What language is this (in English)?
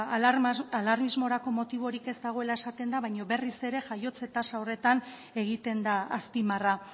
Basque